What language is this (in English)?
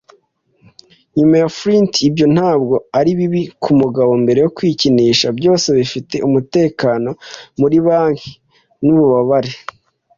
Kinyarwanda